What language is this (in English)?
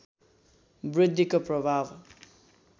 Nepali